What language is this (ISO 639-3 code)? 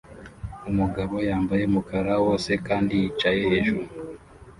kin